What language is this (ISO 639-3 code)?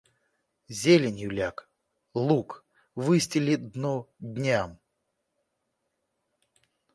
rus